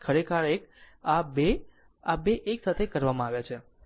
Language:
Gujarati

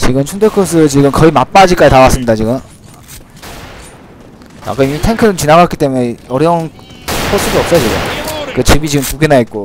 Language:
Korean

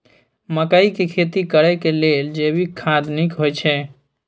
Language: Maithili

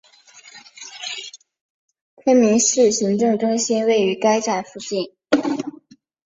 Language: Chinese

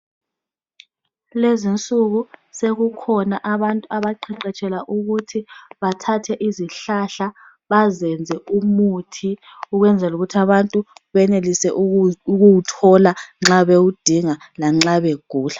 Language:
North Ndebele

